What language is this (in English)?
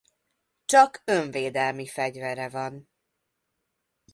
Hungarian